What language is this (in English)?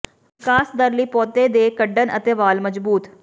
Punjabi